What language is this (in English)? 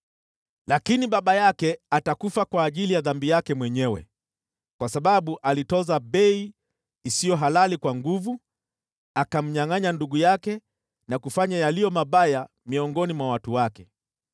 Swahili